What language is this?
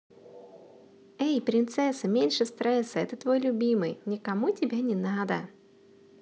Russian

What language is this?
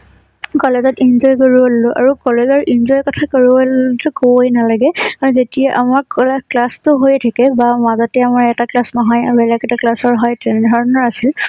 Assamese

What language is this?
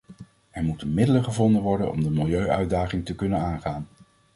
Dutch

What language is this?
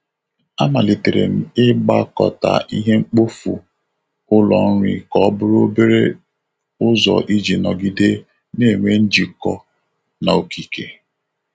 Igbo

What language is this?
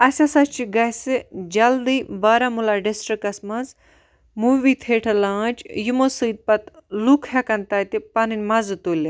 Kashmiri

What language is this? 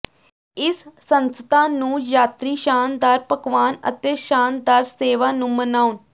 Punjabi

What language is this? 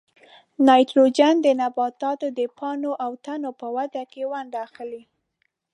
Pashto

